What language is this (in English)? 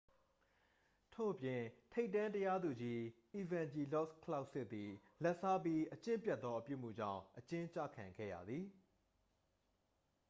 Burmese